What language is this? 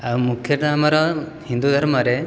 Odia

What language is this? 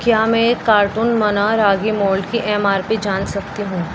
Urdu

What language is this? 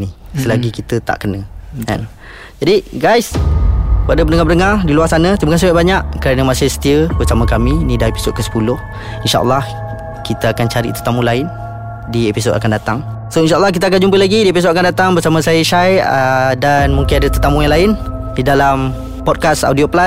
Malay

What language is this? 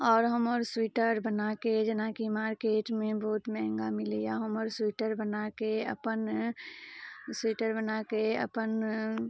Maithili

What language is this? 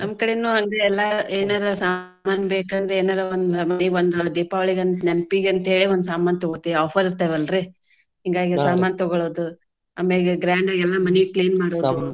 Kannada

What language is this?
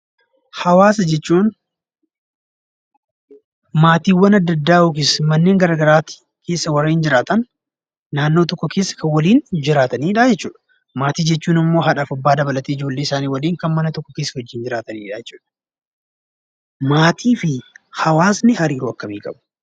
Oromo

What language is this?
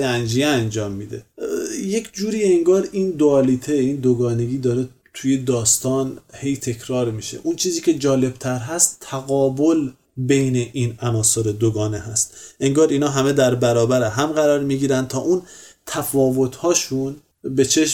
Persian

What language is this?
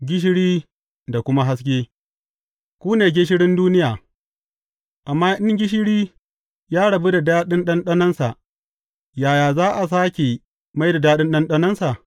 Hausa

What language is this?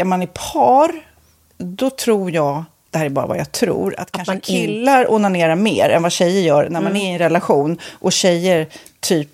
Swedish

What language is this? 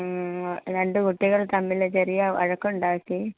Malayalam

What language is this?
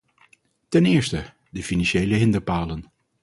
Dutch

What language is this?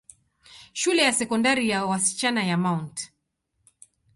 Swahili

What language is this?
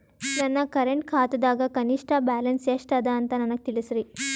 Kannada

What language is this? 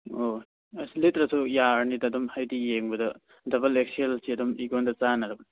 Manipuri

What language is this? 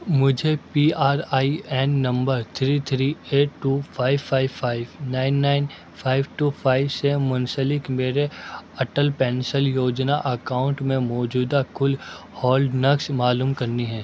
Urdu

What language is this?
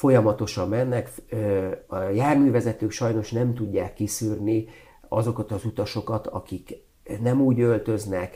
Hungarian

